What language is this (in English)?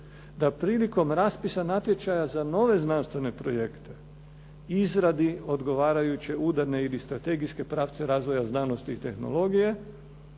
Croatian